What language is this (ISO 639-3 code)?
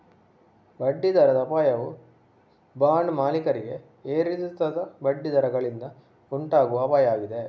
kan